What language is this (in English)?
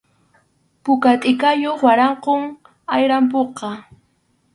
Arequipa-La Unión Quechua